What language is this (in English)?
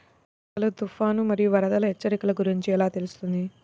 Telugu